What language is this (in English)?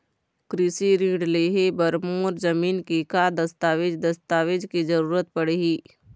Chhattisgarhi